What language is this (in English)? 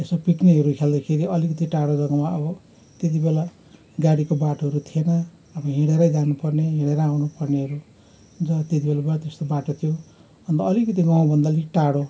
Nepali